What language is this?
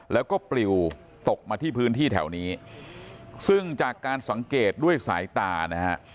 Thai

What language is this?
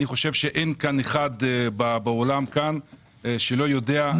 Hebrew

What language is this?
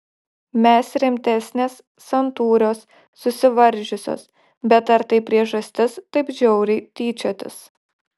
Lithuanian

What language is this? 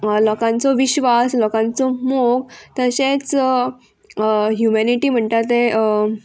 Konkani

